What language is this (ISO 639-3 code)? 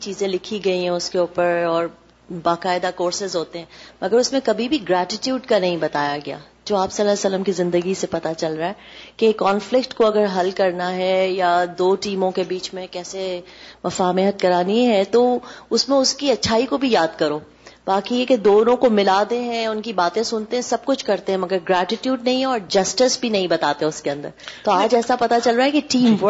urd